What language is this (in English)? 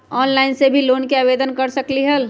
Magahi